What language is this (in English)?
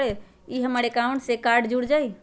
Magahi